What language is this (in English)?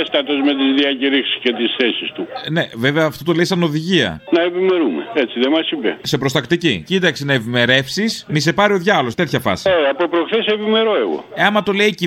Greek